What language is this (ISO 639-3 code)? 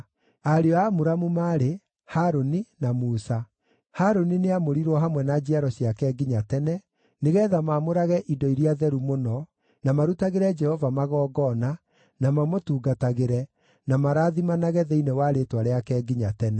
kik